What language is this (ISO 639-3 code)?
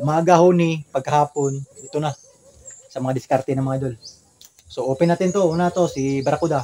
fil